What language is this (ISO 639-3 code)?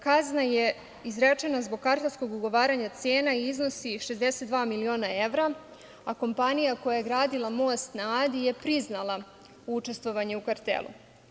srp